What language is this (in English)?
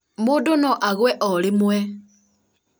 Kikuyu